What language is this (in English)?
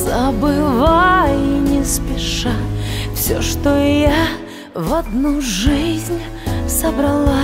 Ukrainian